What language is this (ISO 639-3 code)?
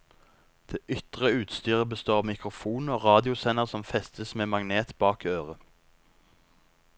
nor